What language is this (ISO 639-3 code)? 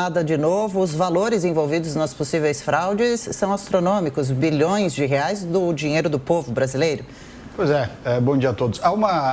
por